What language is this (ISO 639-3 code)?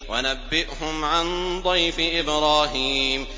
ara